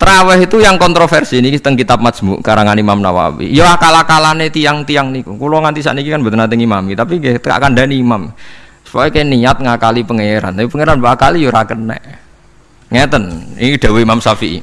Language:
Indonesian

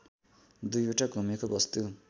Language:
Nepali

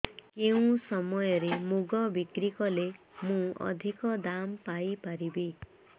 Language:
Odia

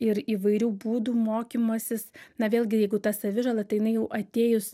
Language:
Lithuanian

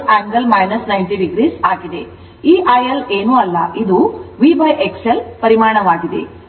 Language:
Kannada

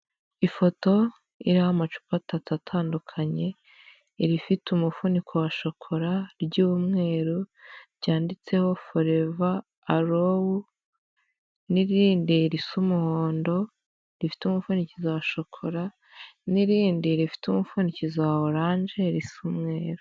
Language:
Kinyarwanda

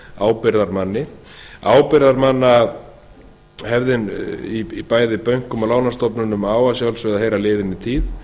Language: Icelandic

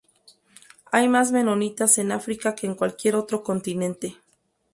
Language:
Spanish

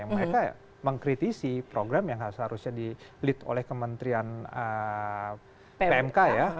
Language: Indonesian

